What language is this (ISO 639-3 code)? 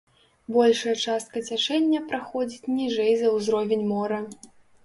bel